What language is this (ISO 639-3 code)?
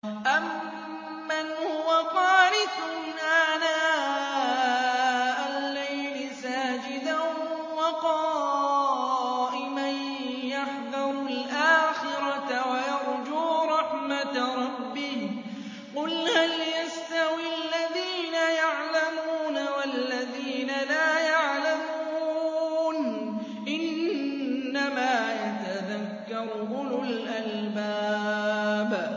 ara